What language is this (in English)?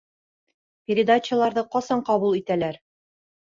Bashkir